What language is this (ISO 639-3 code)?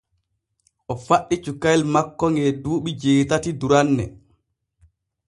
fue